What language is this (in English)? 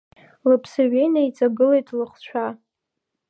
Abkhazian